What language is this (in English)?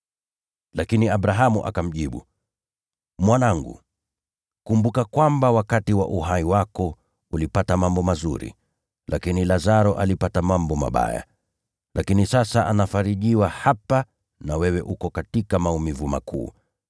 Swahili